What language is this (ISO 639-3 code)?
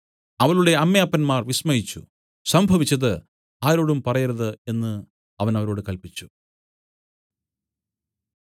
mal